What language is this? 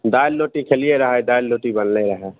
Maithili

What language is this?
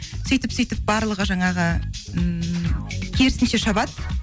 Kazakh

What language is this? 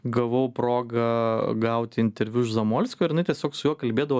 Lithuanian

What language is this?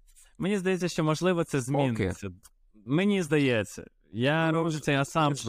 Ukrainian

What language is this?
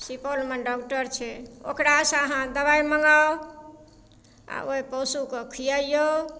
Maithili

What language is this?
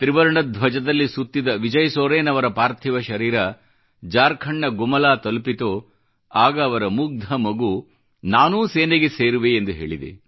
Kannada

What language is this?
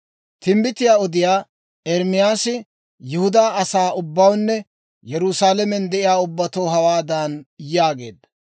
Dawro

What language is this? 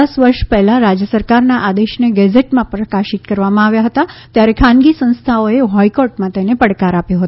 Gujarati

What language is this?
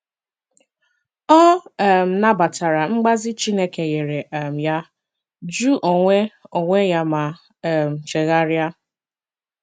Igbo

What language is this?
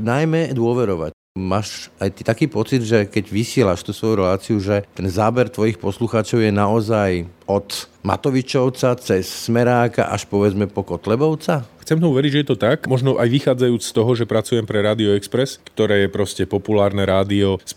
Slovak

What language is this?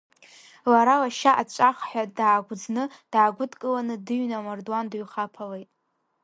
Abkhazian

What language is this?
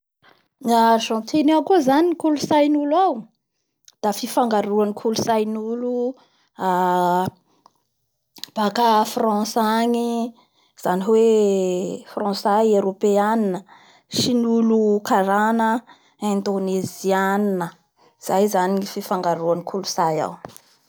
Bara Malagasy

